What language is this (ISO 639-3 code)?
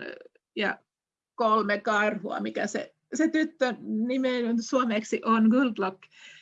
fin